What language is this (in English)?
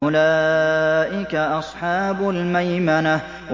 Arabic